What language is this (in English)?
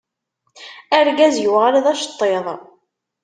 Kabyle